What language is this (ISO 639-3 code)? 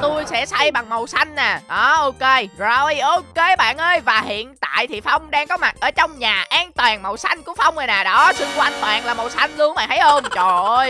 vie